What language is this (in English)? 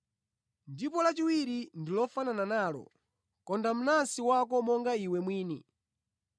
Nyanja